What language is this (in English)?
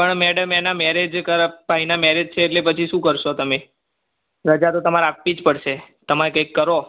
Gujarati